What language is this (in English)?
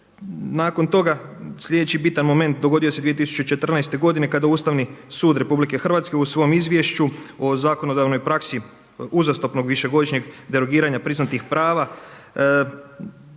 Croatian